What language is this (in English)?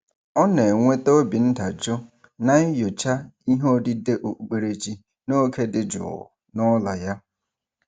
Igbo